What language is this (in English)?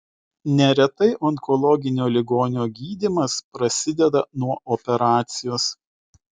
Lithuanian